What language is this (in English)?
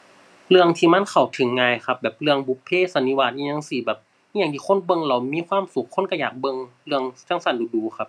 Thai